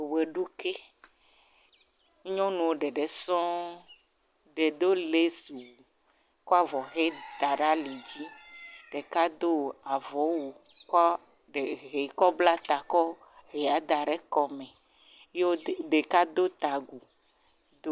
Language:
Ewe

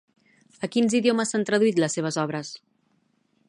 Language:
Catalan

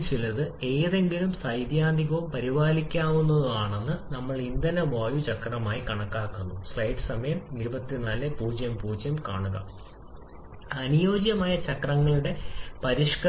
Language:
Malayalam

